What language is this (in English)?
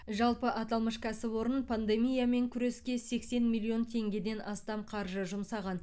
Kazakh